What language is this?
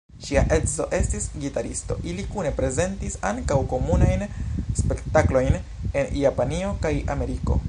Esperanto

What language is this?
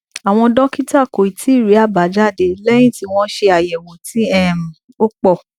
Yoruba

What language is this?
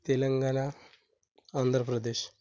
Marathi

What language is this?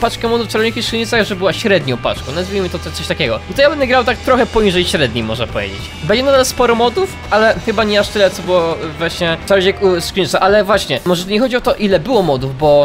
Polish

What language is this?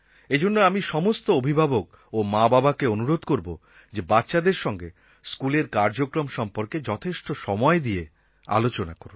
Bangla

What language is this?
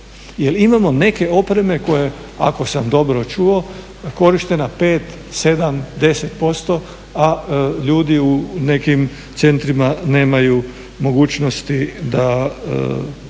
Croatian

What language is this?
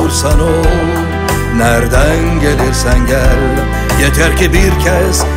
Turkish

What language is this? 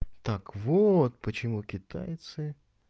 Russian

